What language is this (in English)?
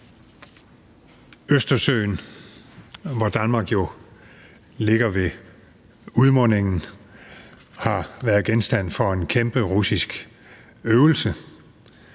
Danish